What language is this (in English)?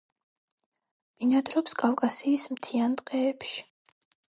Georgian